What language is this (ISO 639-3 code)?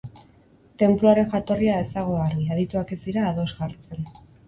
eus